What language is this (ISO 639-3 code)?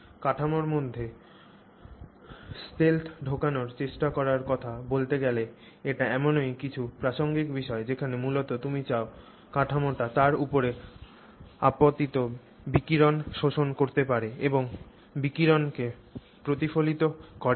ben